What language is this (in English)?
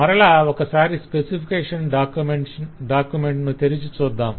Telugu